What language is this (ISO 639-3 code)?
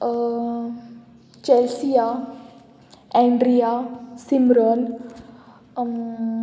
kok